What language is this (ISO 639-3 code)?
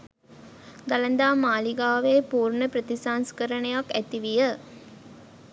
sin